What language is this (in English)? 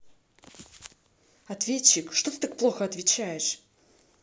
Russian